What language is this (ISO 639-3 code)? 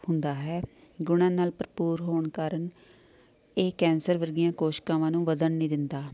pan